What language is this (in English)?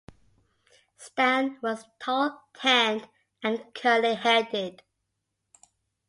English